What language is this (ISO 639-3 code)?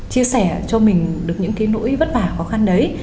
vie